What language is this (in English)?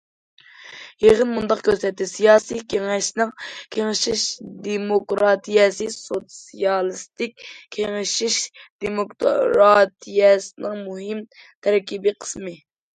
Uyghur